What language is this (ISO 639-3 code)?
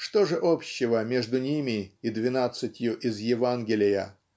rus